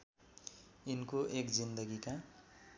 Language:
Nepali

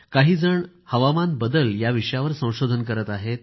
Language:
Marathi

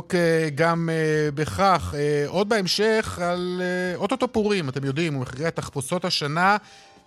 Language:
Hebrew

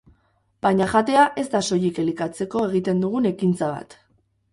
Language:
Basque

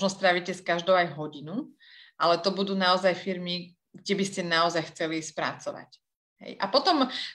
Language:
Slovak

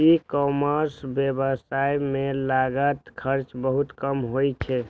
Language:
Maithili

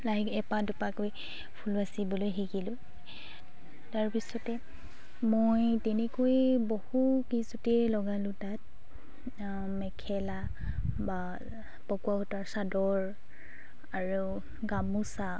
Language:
Assamese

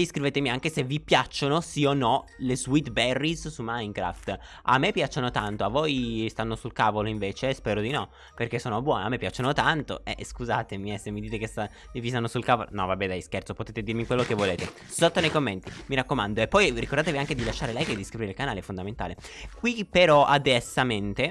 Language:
Italian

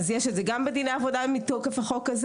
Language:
Hebrew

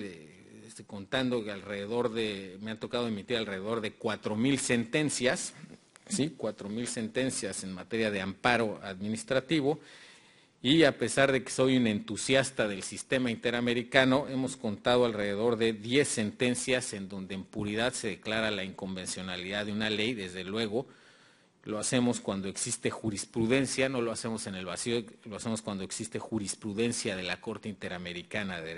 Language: Spanish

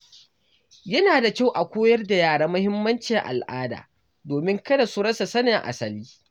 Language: Hausa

